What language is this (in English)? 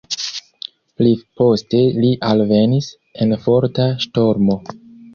Esperanto